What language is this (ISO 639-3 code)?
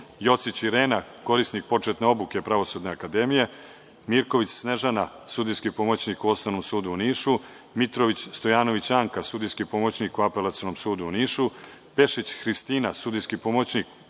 srp